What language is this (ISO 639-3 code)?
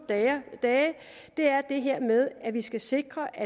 dan